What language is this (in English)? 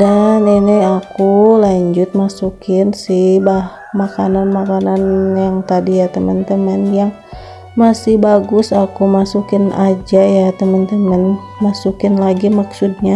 Indonesian